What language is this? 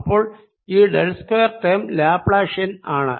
Malayalam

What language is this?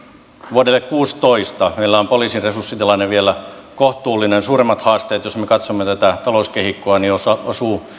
Finnish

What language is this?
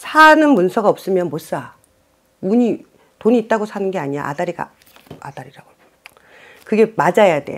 Korean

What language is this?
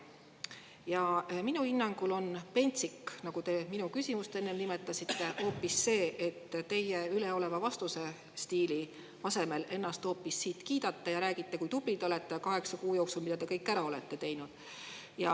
Estonian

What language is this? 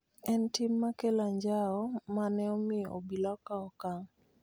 Luo (Kenya and Tanzania)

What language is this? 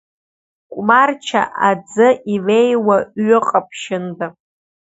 Abkhazian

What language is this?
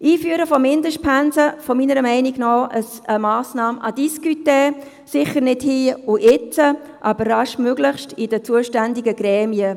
Swiss German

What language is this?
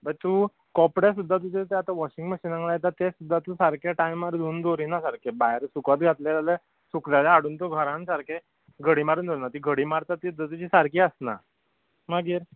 Konkani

